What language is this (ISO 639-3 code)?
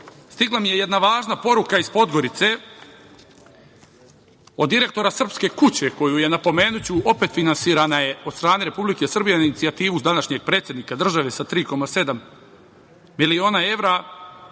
srp